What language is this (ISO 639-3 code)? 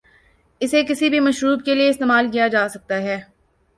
urd